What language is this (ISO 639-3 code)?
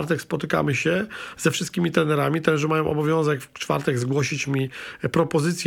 pol